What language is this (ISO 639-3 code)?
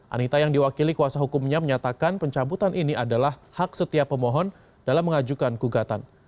ind